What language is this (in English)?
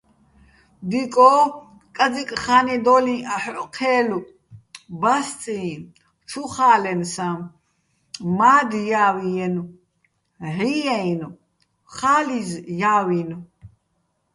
Bats